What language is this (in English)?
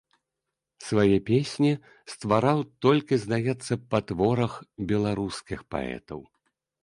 Belarusian